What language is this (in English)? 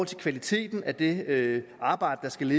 Danish